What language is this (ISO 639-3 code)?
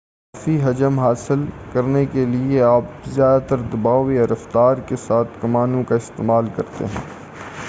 urd